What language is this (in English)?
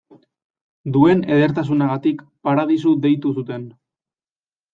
Basque